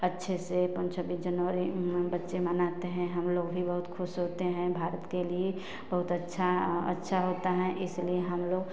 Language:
Hindi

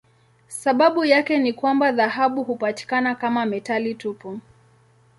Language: Swahili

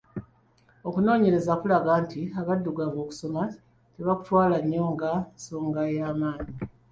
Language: Ganda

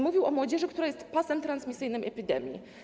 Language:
Polish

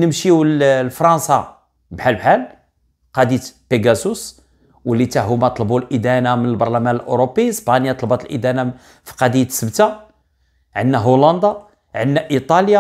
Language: Arabic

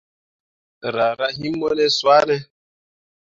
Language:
Mundang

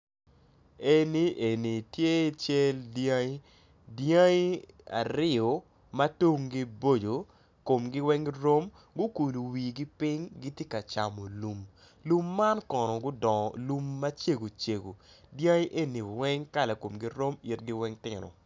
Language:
Acoli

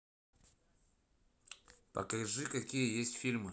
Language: Russian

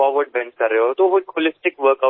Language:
Gujarati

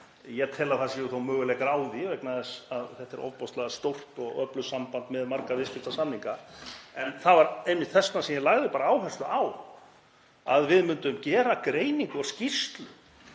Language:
Icelandic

